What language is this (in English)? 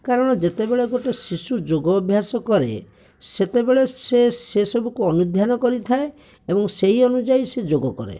Odia